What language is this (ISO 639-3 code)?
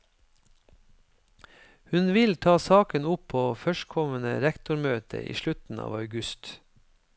nor